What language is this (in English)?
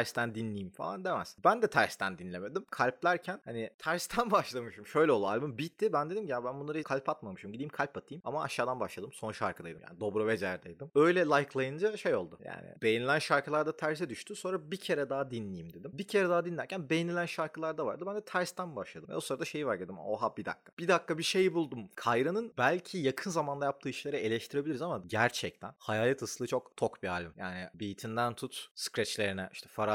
Turkish